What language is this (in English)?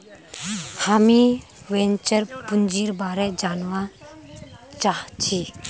Magahi